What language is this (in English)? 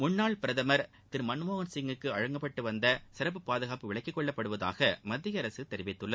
Tamil